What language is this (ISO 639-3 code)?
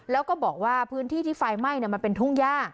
tha